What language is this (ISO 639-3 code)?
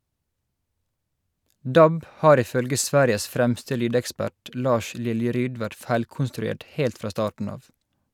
nor